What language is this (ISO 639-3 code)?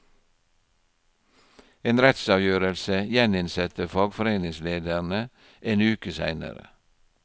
nor